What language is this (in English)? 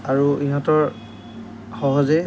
Assamese